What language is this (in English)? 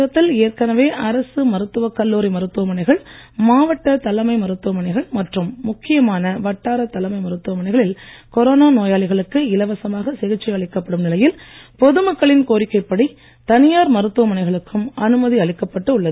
Tamil